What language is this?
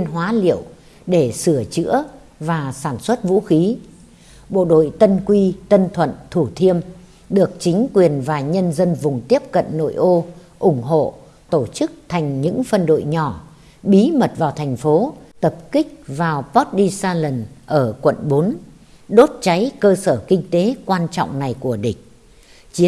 Vietnamese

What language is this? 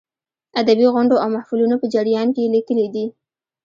Pashto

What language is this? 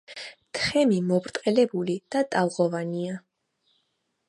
Georgian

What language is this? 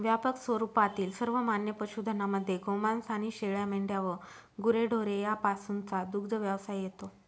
Marathi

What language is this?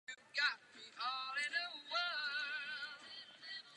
Czech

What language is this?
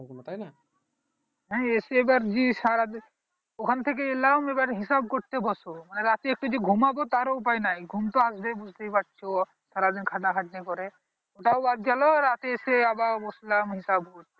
Bangla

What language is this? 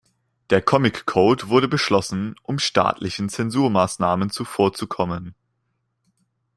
German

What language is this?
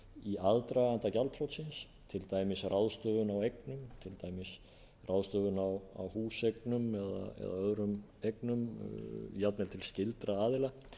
Icelandic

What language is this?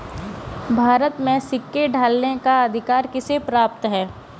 Hindi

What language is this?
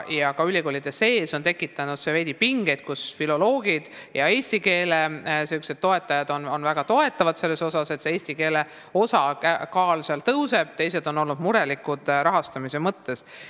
Estonian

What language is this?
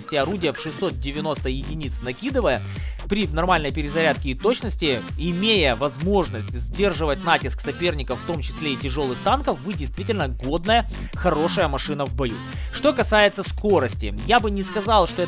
Russian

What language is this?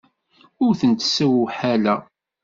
Kabyle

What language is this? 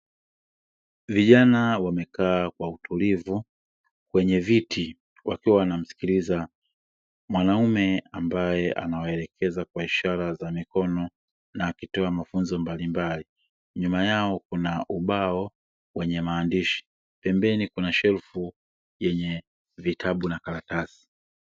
Swahili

